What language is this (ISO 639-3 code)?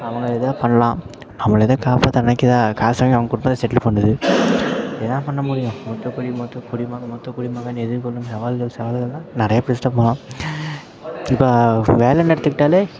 tam